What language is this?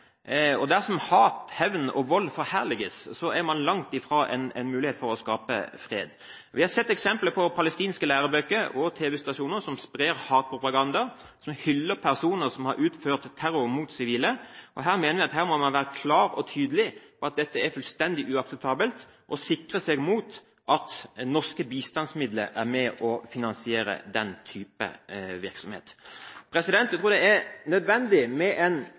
Norwegian Bokmål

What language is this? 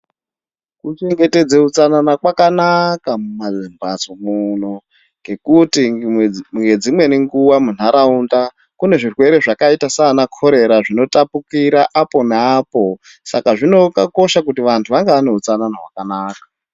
Ndau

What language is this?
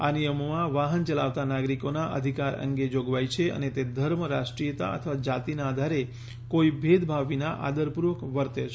Gujarati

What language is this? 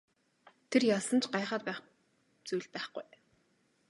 Mongolian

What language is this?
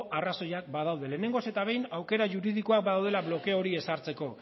Basque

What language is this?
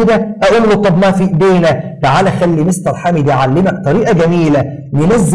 Arabic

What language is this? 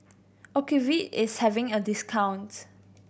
English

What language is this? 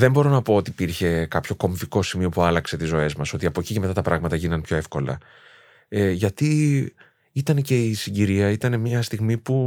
Greek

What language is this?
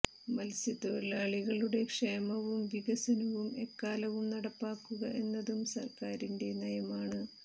Malayalam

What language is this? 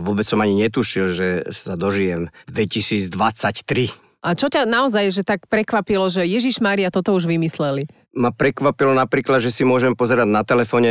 Slovak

